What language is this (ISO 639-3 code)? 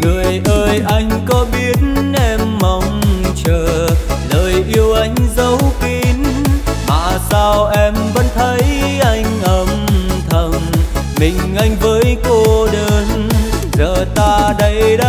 vie